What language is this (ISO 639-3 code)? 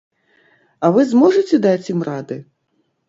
bel